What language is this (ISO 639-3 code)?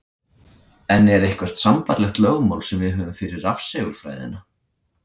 isl